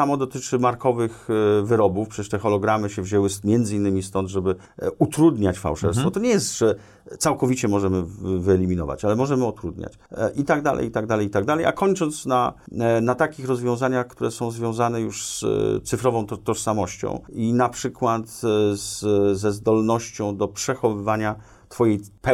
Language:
Polish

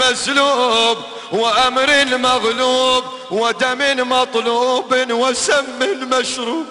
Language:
Arabic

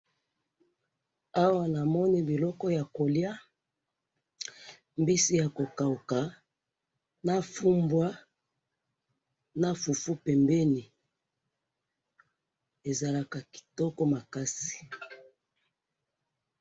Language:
Lingala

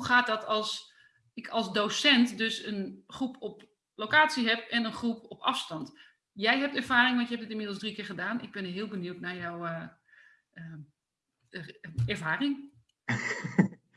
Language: Dutch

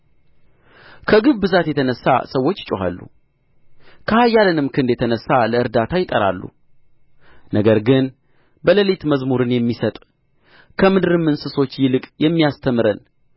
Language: Amharic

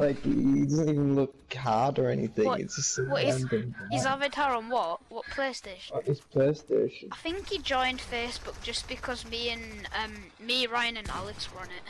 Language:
English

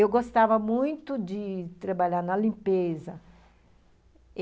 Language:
Portuguese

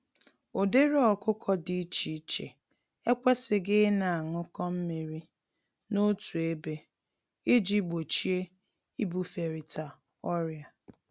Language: Igbo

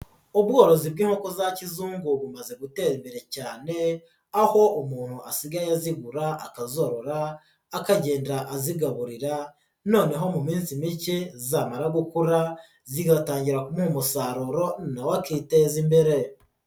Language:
Kinyarwanda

